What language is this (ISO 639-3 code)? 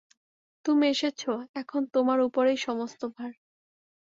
ben